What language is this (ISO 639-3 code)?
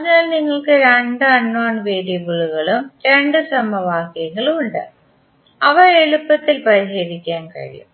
mal